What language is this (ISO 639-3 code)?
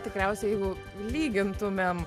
lit